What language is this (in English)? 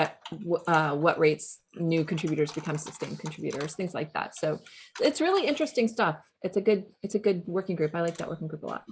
English